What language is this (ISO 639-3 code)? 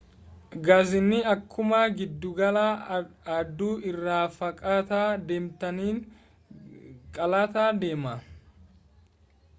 orm